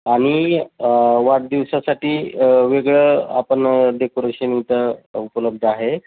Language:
Marathi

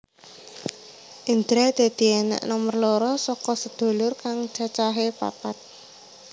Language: Javanese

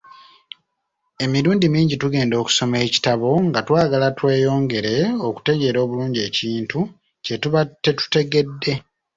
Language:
Ganda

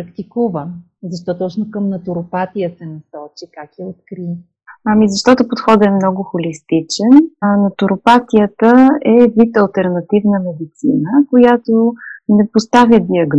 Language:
Bulgarian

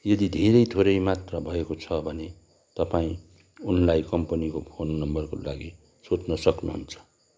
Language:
Nepali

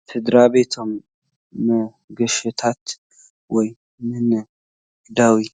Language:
Tigrinya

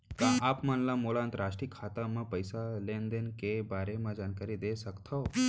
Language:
Chhattisgarhi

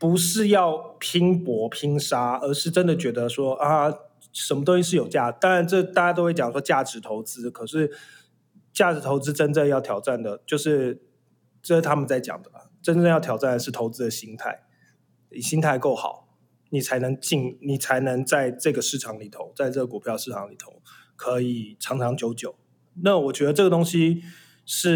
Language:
Chinese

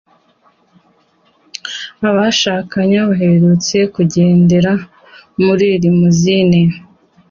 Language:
Kinyarwanda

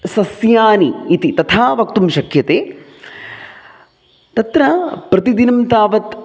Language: Sanskrit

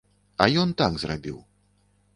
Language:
Belarusian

